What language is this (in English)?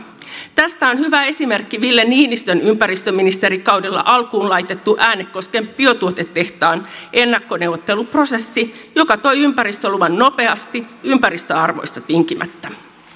Finnish